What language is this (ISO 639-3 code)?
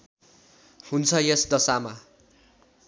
nep